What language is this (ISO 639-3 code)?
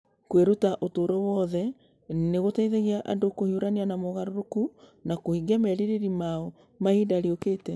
kik